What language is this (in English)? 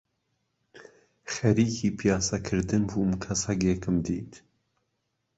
Central Kurdish